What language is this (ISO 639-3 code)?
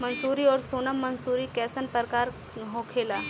bho